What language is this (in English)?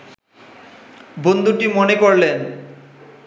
Bangla